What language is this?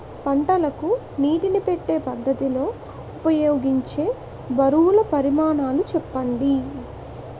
Telugu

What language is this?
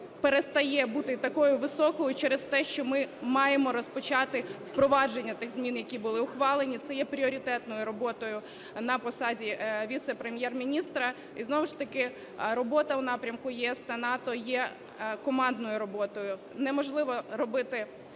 Ukrainian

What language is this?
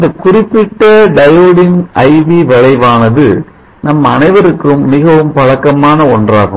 Tamil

